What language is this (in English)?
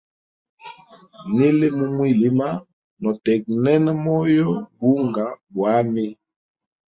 Hemba